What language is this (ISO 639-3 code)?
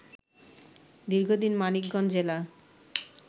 ben